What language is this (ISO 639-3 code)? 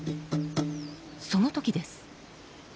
jpn